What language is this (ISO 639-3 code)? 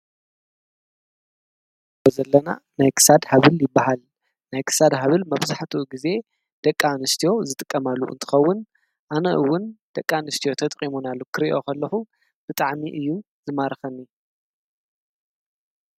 tir